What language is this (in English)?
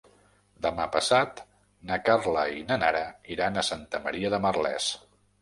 Catalan